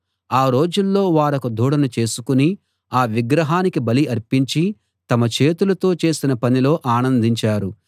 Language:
Telugu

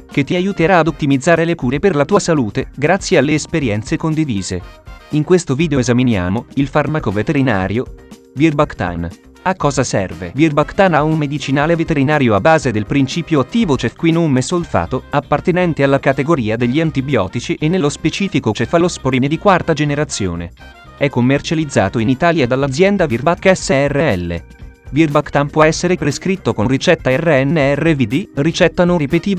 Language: Italian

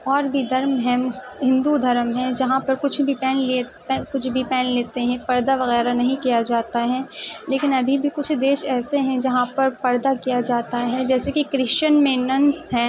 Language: Urdu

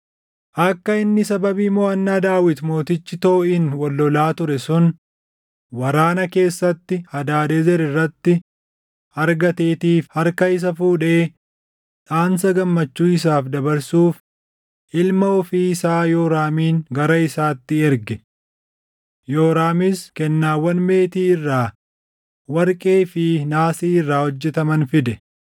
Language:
Oromo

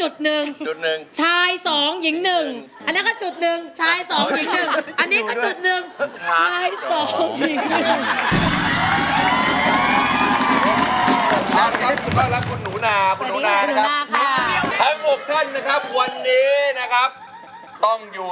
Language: Thai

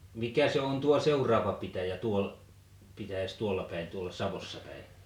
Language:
Finnish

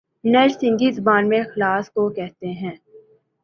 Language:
Urdu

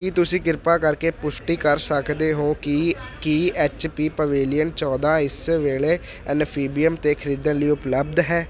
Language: Punjabi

